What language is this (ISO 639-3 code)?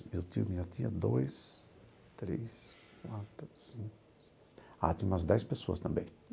por